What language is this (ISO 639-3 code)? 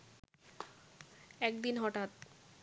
ben